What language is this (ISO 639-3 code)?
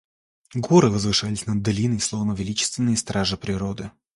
rus